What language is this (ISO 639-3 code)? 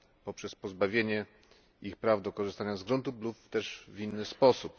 pol